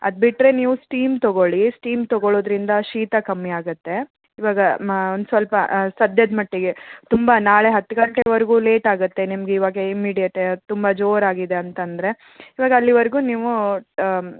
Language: Kannada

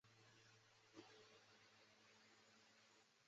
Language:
Chinese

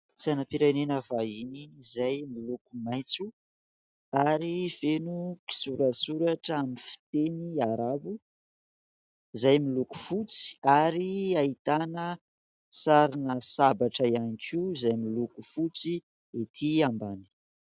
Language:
Malagasy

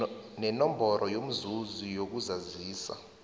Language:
South Ndebele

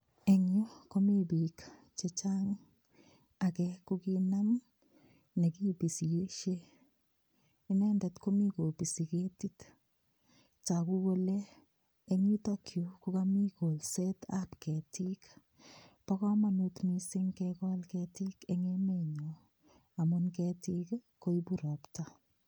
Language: Kalenjin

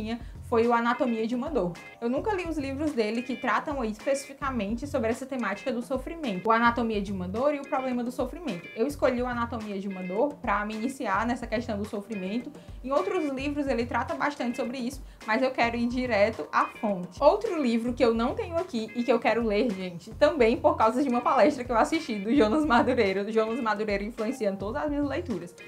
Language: Portuguese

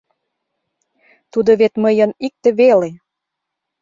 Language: Mari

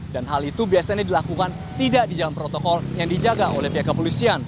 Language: Indonesian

